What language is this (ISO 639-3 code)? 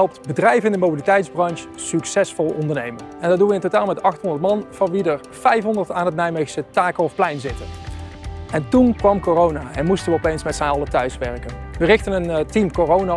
nld